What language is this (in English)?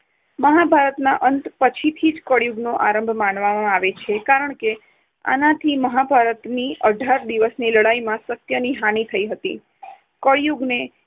Gujarati